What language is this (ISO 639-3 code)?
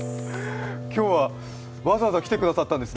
jpn